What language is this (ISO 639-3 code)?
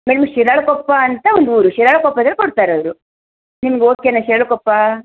kan